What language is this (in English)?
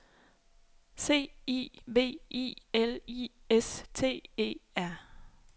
Danish